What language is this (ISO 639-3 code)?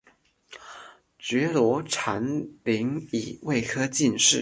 zho